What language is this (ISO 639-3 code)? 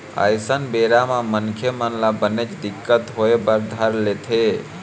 hne